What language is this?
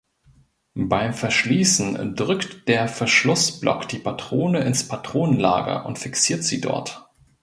German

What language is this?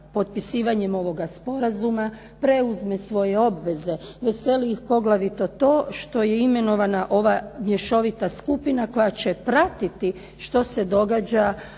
Croatian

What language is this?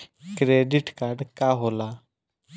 Bhojpuri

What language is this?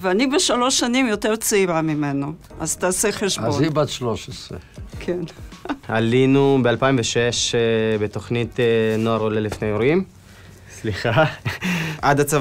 Hebrew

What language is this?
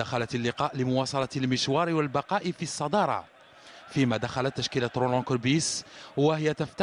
Arabic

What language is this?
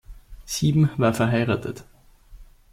German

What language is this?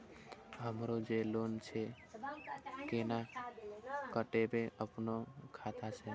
Maithili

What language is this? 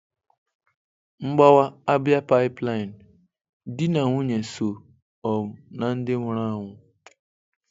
Igbo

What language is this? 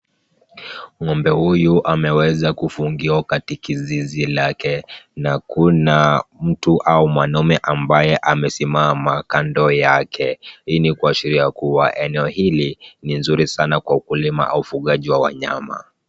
Swahili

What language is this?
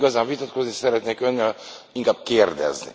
Hungarian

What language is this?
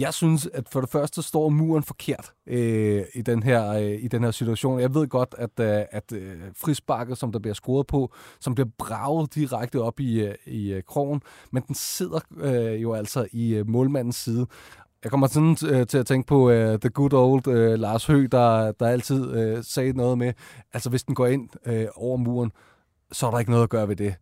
Danish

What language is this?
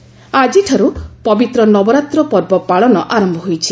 Odia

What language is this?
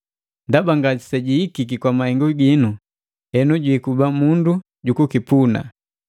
Matengo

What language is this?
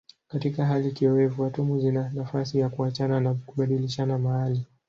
Swahili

